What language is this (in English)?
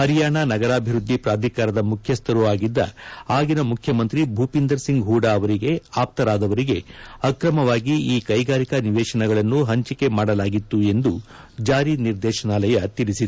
Kannada